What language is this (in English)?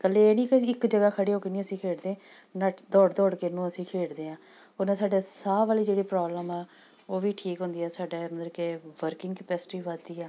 Punjabi